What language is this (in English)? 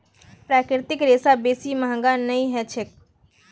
Magahi